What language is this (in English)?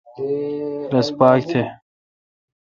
Kalkoti